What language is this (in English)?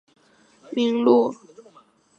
Chinese